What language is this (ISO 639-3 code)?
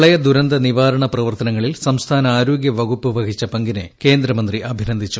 mal